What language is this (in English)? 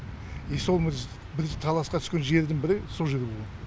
Kazakh